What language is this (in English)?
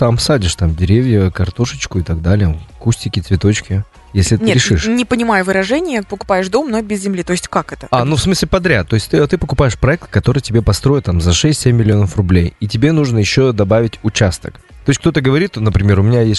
Russian